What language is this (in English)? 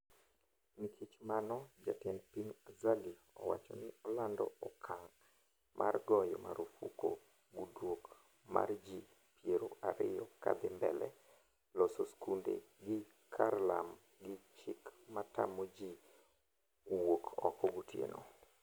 Luo (Kenya and Tanzania)